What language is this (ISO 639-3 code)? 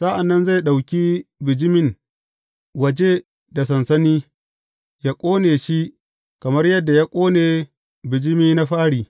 hau